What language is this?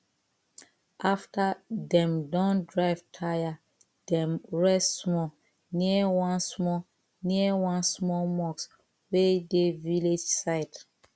Nigerian Pidgin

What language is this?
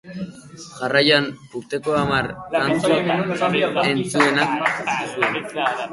Basque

